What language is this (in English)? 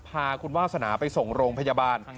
Thai